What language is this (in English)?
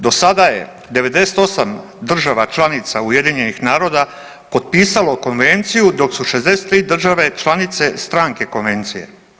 Croatian